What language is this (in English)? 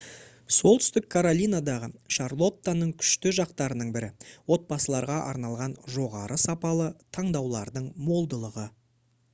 Kazakh